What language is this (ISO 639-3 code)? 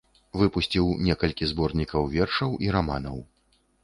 bel